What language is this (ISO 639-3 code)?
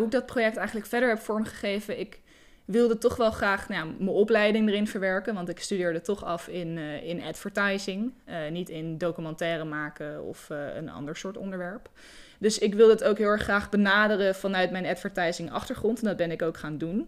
nld